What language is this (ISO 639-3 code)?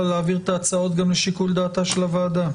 heb